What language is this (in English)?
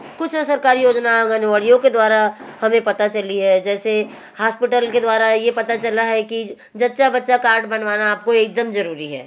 Hindi